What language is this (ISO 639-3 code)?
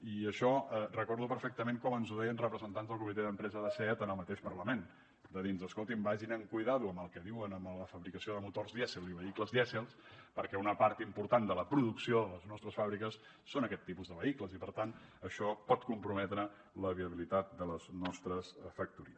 cat